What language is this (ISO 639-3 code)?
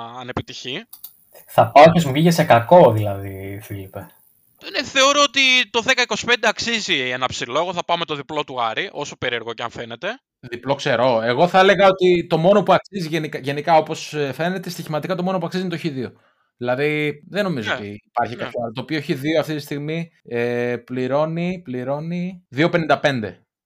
ell